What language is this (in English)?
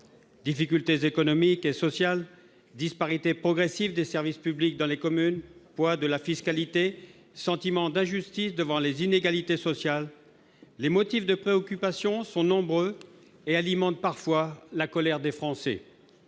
French